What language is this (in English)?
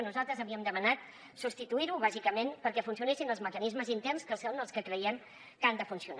Catalan